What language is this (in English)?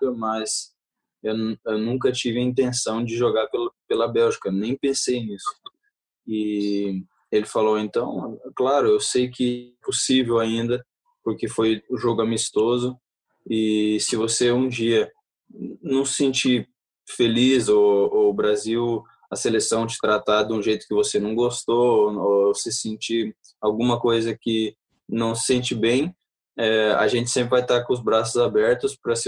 Portuguese